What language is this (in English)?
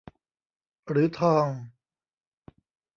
Thai